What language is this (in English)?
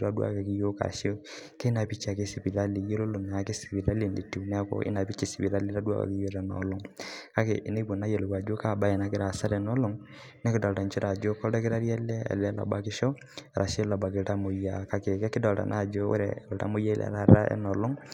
Masai